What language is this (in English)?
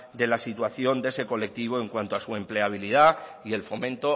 Spanish